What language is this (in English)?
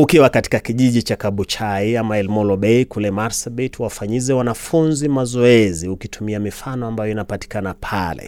Swahili